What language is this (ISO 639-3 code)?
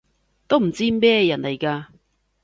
yue